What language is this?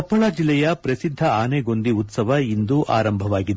Kannada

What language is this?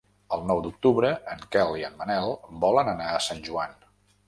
Catalan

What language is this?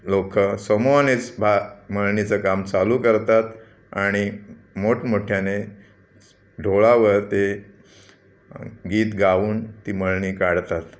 Marathi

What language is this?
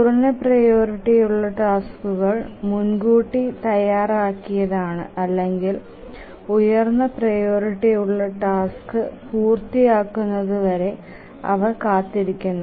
Malayalam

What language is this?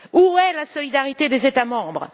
French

